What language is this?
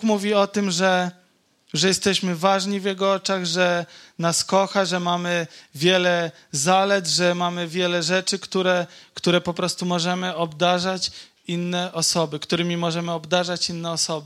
Polish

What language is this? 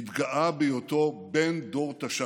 Hebrew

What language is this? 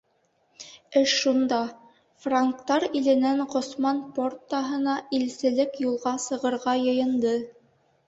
Bashkir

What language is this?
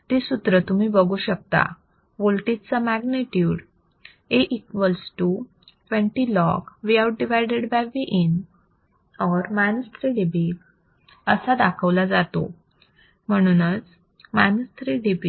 Marathi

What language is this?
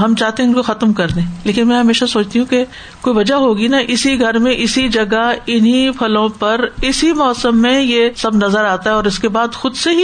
Urdu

